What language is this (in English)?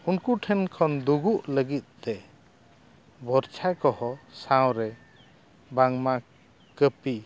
Santali